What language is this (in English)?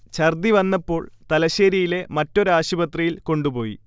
Malayalam